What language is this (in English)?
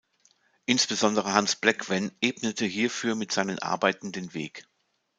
German